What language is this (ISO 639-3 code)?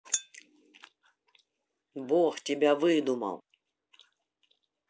rus